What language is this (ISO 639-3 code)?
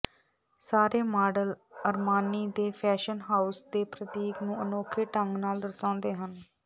pan